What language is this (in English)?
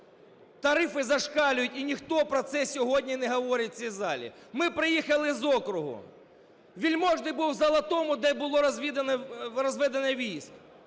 Ukrainian